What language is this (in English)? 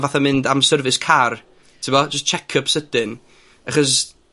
Welsh